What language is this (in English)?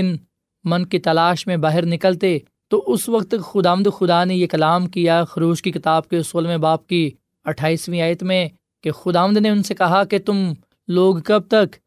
Urdu